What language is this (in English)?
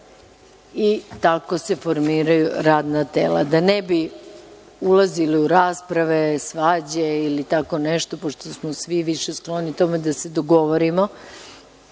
Serbian